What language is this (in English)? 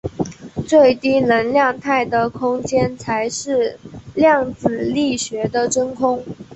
Chinese